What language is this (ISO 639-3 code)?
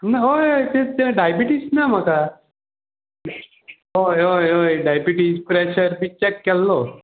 kok